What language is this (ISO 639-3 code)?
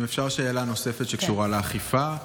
heb